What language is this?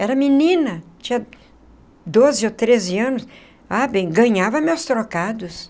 Portuguese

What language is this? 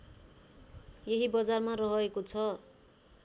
Nepali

